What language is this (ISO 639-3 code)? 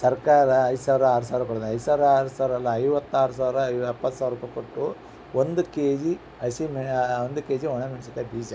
kan